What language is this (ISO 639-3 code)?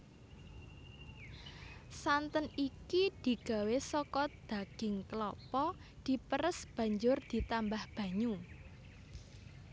jav